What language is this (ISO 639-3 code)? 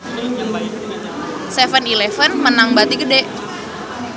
sun